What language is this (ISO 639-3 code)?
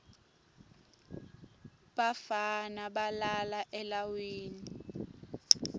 ssw